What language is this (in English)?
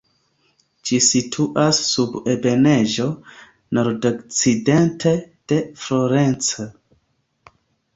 Esperanto